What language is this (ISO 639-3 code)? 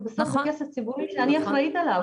heb